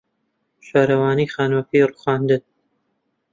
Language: Central Kurdish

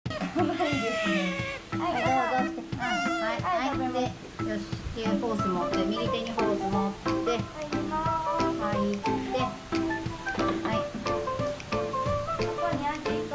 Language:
Japanese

